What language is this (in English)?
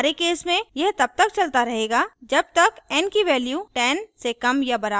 Hindi